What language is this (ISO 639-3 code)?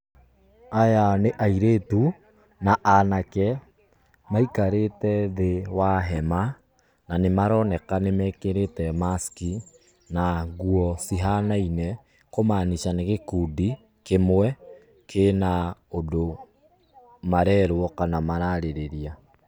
kik